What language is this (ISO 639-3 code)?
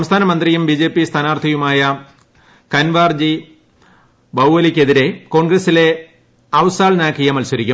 mal